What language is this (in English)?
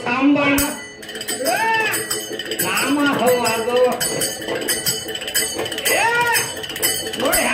Arabic